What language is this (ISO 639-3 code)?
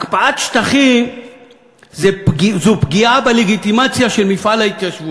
heb